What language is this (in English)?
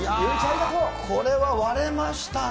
Japanese